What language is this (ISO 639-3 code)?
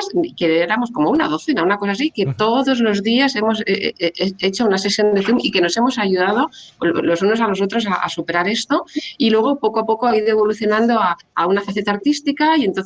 spa